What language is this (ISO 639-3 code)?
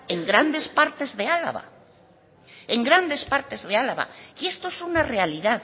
spa